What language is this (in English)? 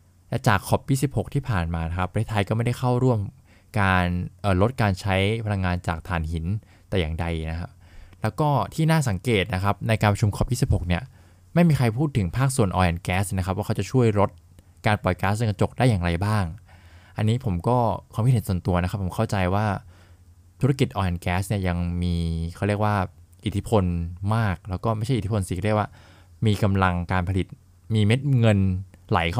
Thai